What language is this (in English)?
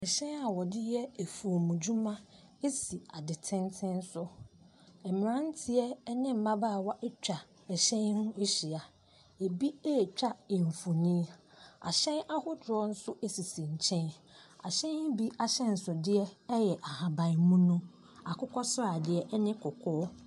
Akan